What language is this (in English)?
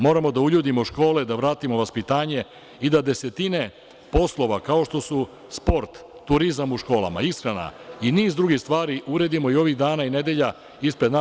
Serbian